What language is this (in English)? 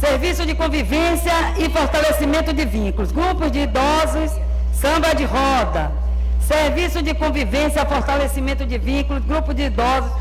Portuguese